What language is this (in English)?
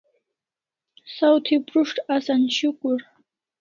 Kalasha